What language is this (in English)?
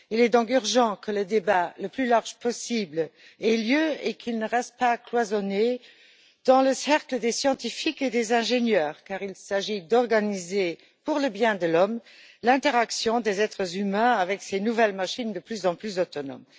French